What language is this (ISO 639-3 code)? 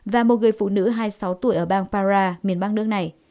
vie